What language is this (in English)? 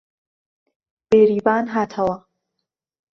Central Kurdish